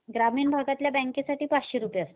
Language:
Marathi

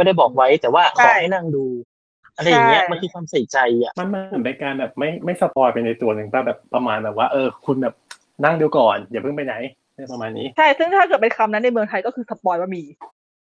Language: Thai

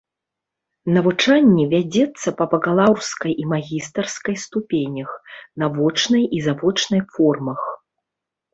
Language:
Belarusian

